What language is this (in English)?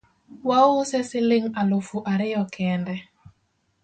Luo (Kenya and Tanzania)